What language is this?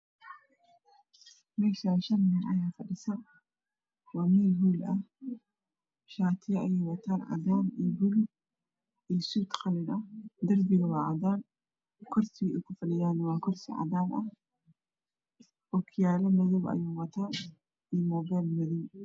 Somali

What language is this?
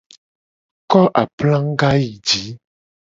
Gen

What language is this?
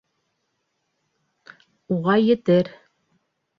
Bashkir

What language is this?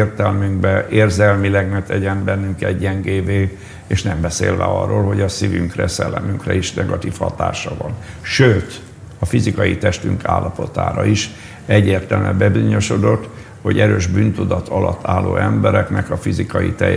Hungarian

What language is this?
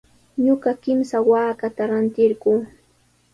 Sihuas Ancash Quechua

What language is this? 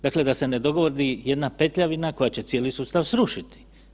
Croatian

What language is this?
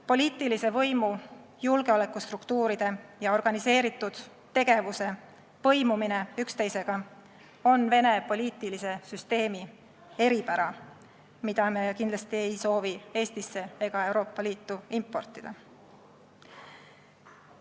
Estonian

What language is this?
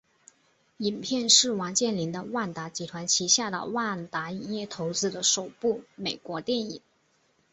Chinese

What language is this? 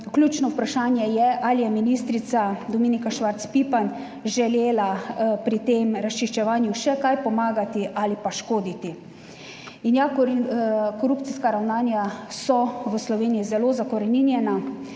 Slovenian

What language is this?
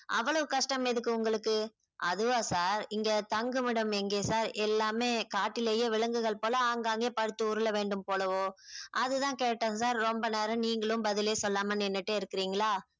Tamil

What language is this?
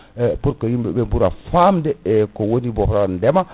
Fula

